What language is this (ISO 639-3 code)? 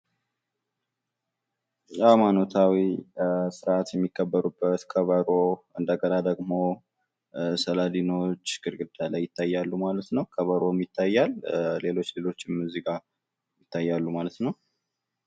amh